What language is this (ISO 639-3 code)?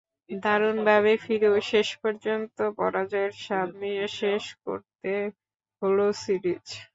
ben